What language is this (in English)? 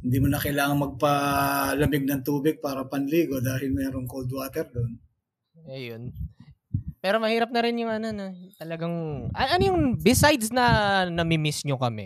Filipino